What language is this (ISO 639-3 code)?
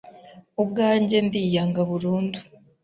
kin